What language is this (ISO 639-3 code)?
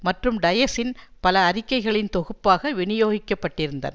tam